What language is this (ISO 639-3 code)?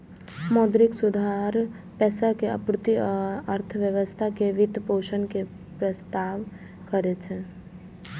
mai